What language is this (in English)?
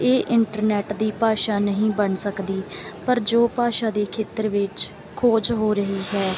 Punjabi